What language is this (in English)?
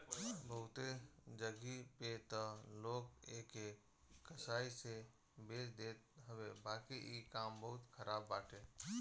Bhojpuri